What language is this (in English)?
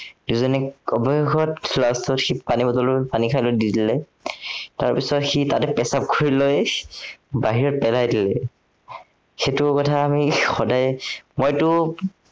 Assamese